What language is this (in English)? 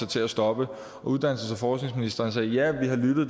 Danish